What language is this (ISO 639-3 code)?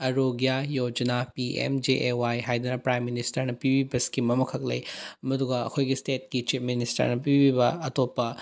mni